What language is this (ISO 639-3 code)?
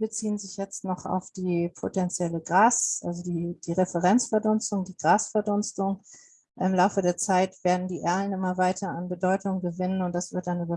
deu